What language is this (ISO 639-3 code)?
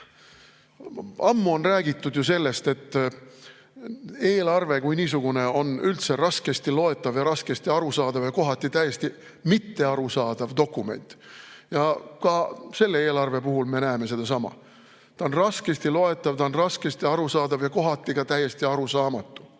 est